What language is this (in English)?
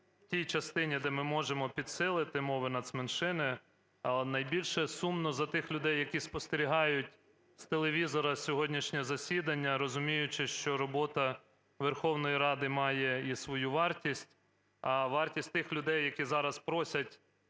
Ukrainian